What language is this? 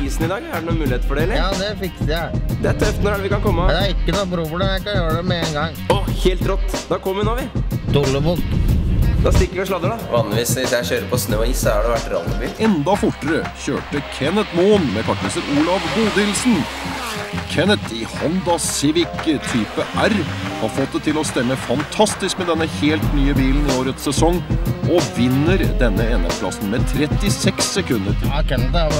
Norwegian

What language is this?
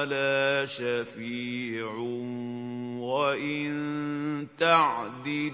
Arabic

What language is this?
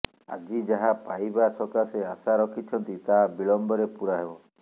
Odia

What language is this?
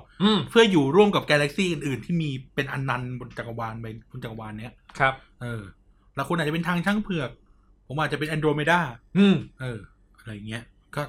Thai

